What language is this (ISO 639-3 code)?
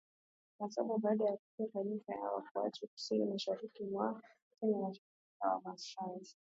swa